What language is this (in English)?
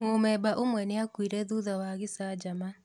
Kikuyu